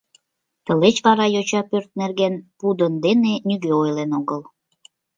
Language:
Mari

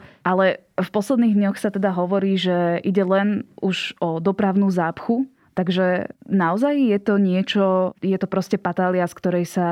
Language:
Slovak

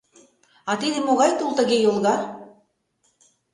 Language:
Mari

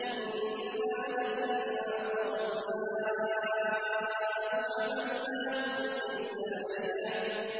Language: Arabic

